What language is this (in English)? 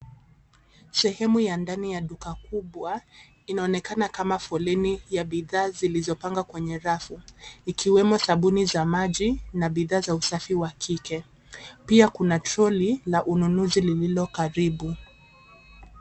Swahili